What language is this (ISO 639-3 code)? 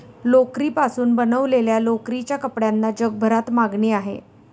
mar